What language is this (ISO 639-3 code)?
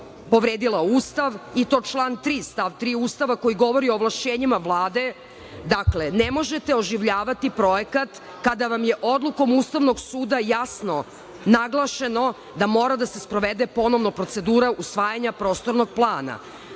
srp